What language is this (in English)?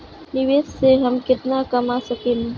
Bhojpuri